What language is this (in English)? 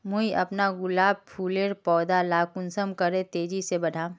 Magahi